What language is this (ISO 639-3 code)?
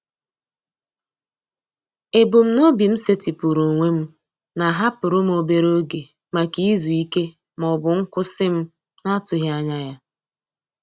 ibo